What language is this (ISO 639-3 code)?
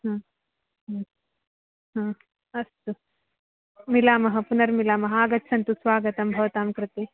san